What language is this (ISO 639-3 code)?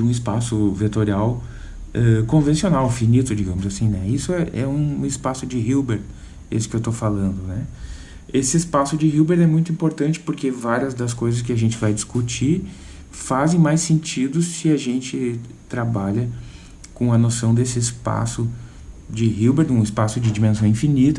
por